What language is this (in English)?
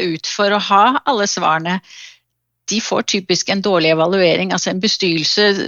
Danish